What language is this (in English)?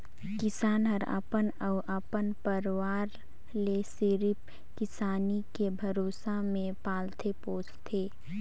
Chhattisgarhi